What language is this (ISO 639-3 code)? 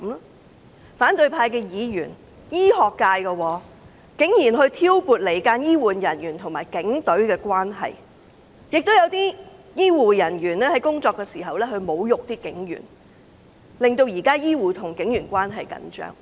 yue